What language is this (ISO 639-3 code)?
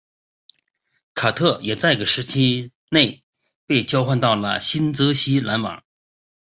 zho